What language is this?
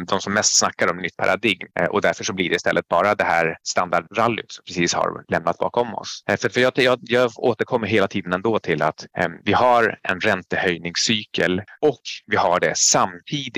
Swedish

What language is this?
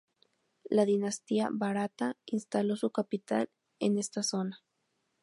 Spanish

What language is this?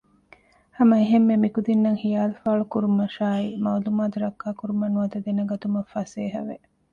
Divehi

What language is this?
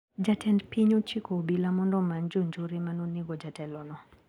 Luo (Kenya and Tanzania)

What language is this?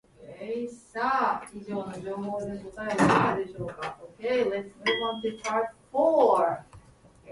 Japanese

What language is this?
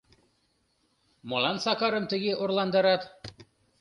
Mari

